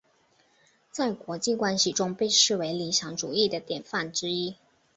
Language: Chinese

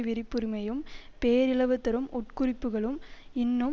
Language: Tamil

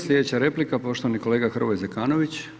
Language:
Croatian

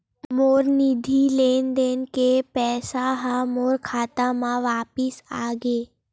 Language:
Chhattisgarhi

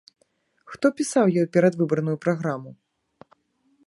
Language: Belarusian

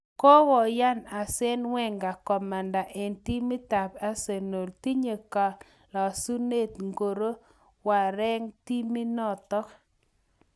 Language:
Kalenjin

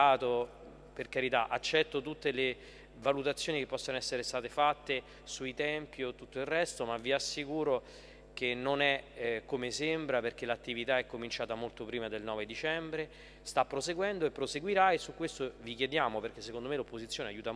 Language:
Italian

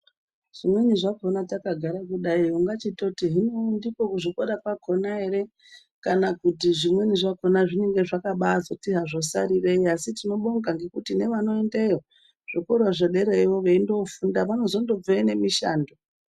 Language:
Ndau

